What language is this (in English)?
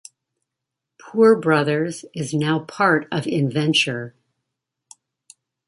English